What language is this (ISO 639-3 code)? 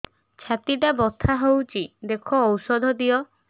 ori